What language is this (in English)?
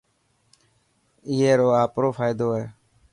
Dhatki